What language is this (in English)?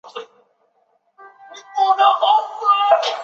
Chinese